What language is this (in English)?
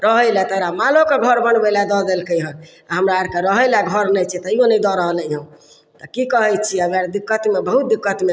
Maithili